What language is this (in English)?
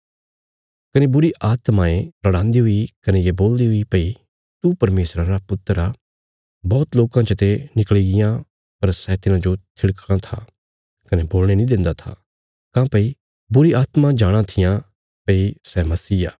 Bilaspuri